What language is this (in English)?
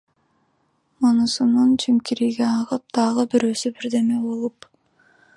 Kyrgyz